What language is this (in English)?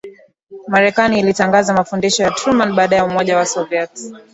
Swahili